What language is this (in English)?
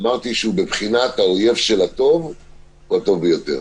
Hebrew